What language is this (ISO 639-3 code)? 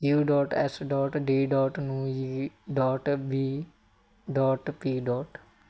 pan